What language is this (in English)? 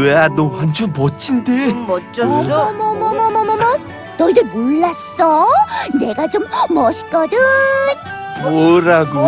Korean